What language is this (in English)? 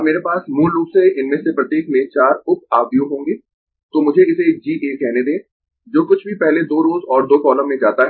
Hindi